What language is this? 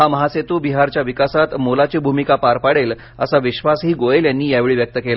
Marathi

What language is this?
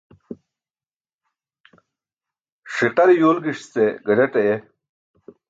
Burushaski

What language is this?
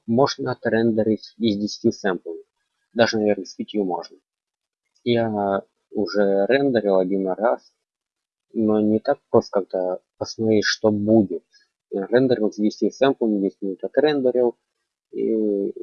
Russian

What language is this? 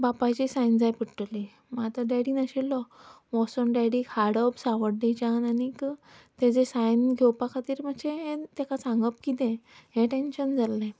Konkani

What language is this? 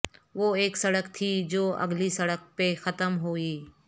Urdu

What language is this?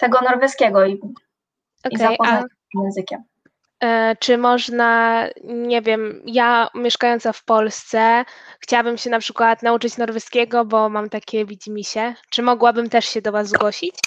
Polish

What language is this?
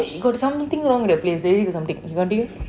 English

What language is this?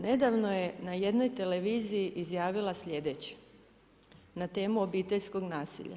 Croatian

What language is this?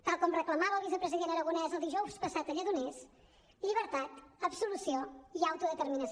Catalan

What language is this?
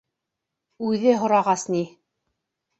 Bashkir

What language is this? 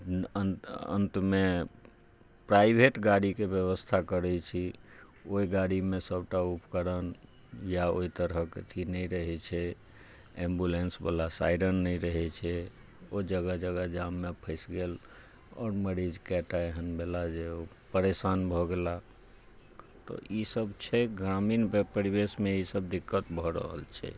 Maithili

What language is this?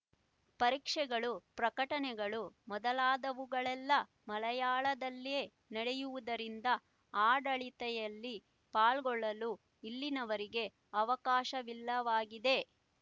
Kannada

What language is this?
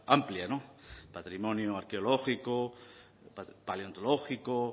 Spanish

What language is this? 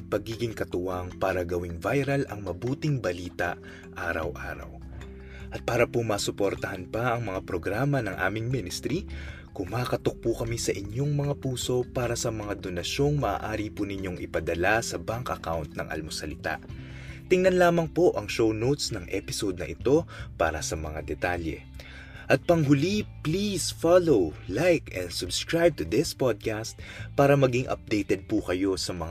Filipino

